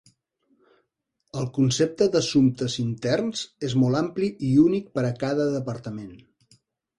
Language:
Catalan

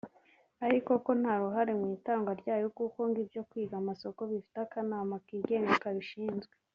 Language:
Kinyarwanda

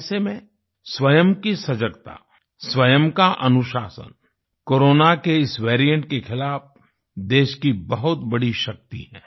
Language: Hindi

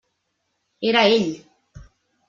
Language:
Catalan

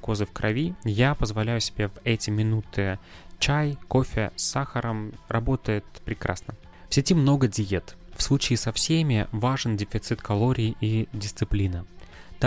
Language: Russian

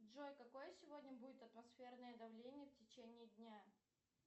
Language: Russian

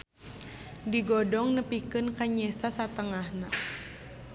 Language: Sundanese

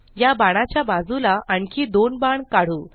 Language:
Marathi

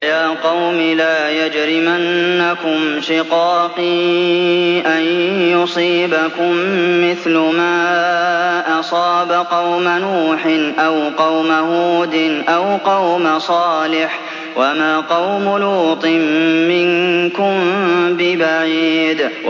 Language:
Arabic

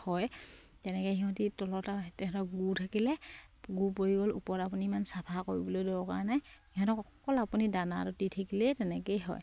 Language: Assamese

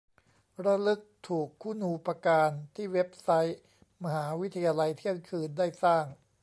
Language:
Thai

